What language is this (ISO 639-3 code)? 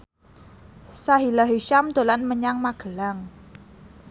jav